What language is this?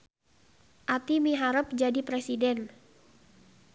Sundanese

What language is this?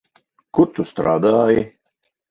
Latvian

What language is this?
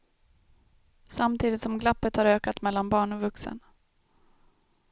Swedish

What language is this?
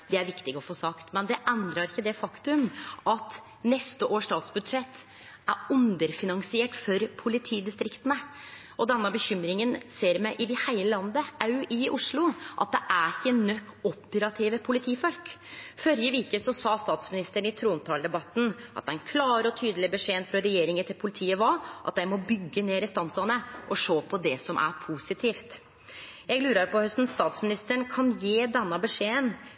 Norwegian Nynorsk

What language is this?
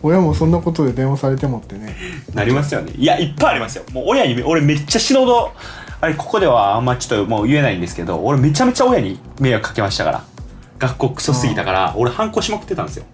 Japanese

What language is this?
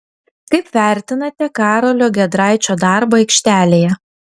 Lithuanian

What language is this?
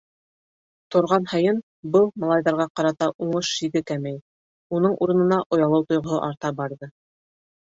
Bashkir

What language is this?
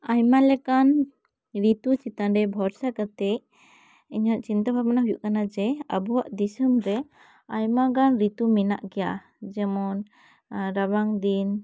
Santali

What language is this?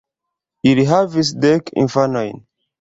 Esperanto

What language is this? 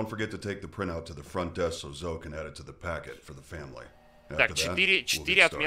Russian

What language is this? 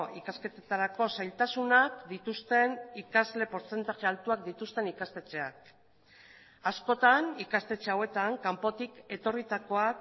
Basque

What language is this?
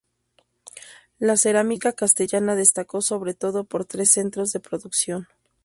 Spanish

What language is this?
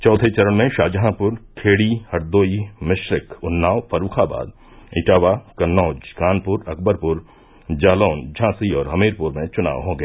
Hindi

